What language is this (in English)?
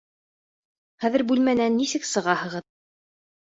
Bashkir